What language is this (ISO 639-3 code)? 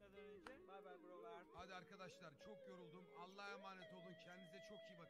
tur